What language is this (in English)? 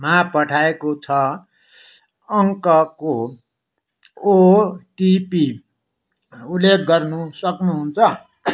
Nepali